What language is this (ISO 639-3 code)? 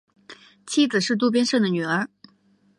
zho